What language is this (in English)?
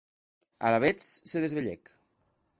Occitan